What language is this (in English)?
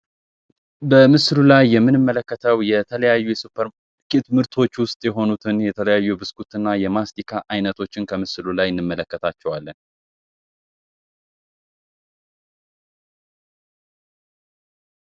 Amharic